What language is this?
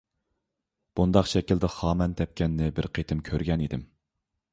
Uyghur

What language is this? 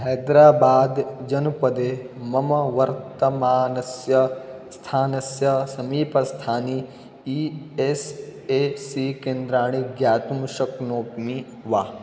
Sanskrit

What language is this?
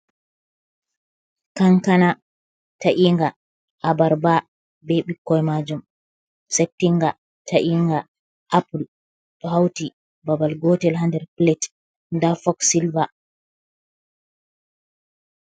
Fula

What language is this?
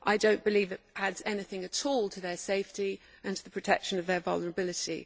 English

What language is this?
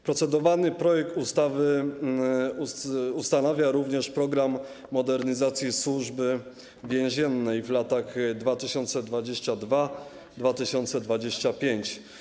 Polish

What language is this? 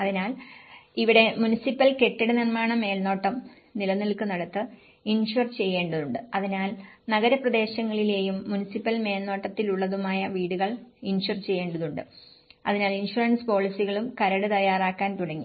Malayalam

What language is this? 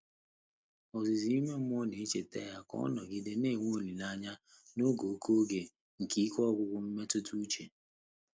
Igbo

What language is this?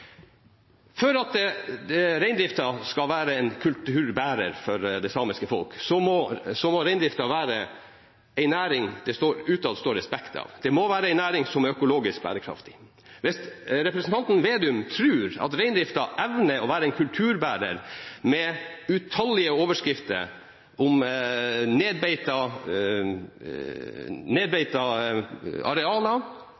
Norwegian Bokmål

